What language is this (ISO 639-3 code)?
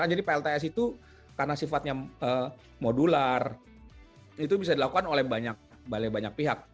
ind